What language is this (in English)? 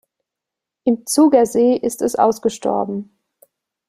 German